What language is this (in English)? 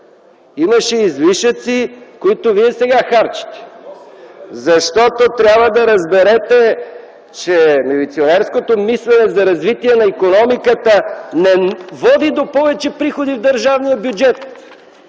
Bulgarian